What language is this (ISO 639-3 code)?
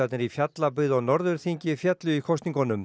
isl